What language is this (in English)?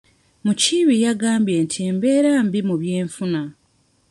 Ganda